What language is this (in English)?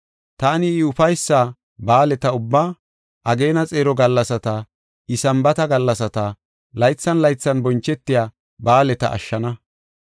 Gofa